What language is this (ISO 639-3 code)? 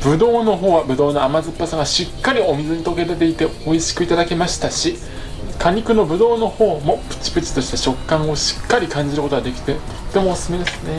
jpn